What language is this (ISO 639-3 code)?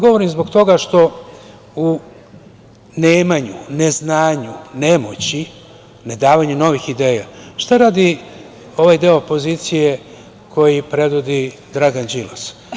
srp